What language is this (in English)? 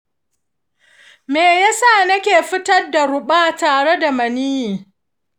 Hausa